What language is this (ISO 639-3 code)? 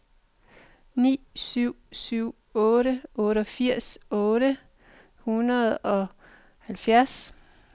dan